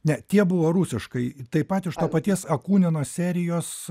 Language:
Lithuanian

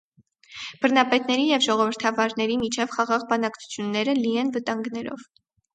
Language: Armenian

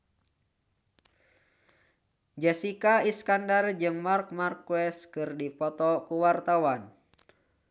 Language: Sundanese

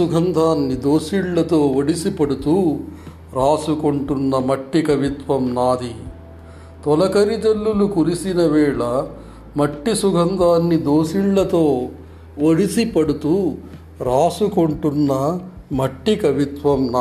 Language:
Telugu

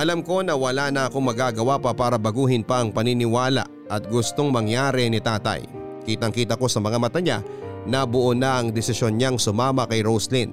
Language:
Filipino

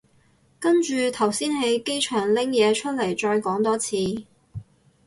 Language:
Cantonese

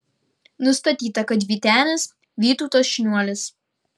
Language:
Lithuanian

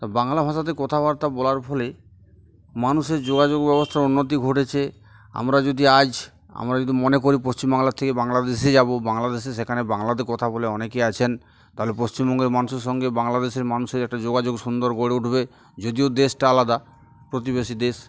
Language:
Bangla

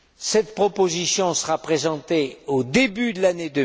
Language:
French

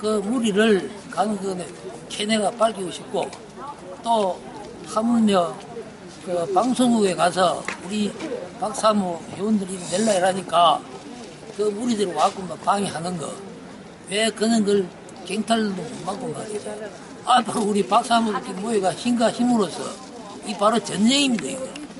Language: Korean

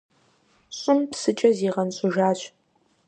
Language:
Kabardian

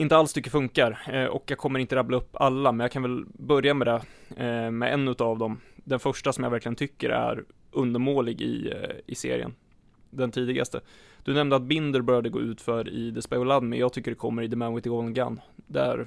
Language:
Swedish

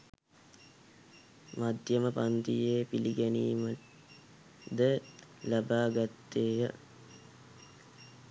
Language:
Sinhala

